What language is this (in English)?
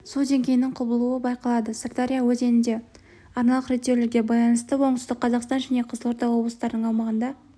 Kazakh